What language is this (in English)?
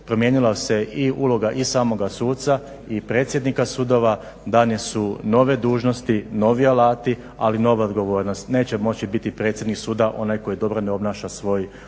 Croatian